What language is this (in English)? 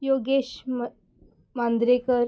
Konkani